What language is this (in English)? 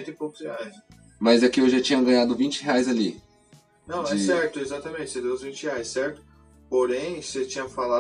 Portuguese